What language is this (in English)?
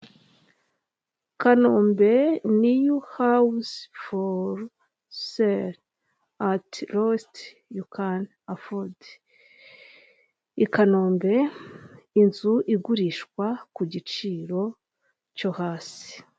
Kinyarwanda